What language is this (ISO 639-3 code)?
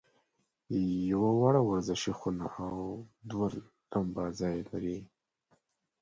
pus